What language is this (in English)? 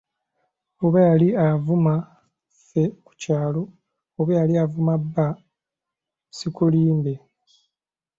Ganda